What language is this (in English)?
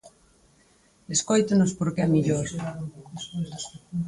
Galician